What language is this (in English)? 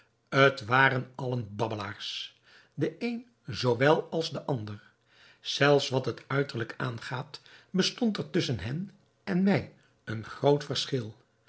Dutch